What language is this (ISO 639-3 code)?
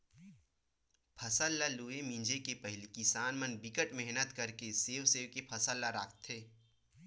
hne